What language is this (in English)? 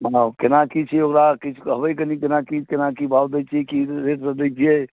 Maithili